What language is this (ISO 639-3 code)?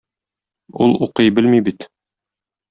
tat